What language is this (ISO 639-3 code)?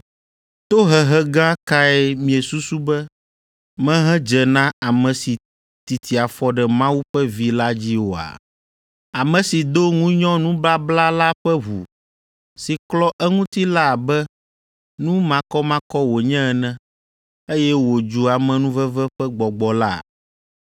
ewe